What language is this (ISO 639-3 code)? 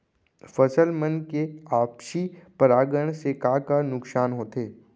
hne